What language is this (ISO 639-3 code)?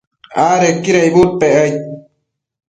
mcf